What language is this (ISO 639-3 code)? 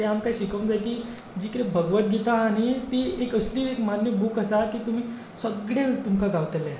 kok